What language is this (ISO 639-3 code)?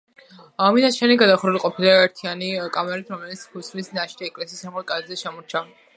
kat